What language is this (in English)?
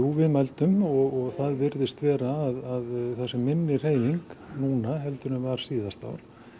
Icelandic